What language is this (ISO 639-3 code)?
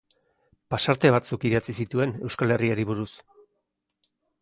eus